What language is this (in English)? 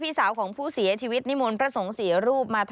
Thai